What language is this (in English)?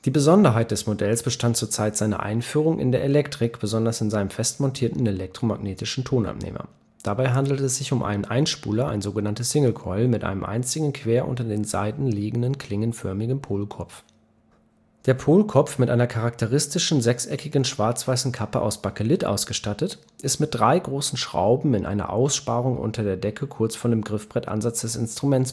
German